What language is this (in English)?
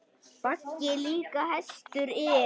Icelandic